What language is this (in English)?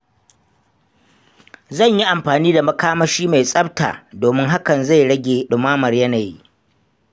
Hausa